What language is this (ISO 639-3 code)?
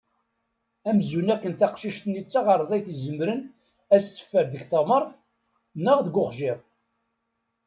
kab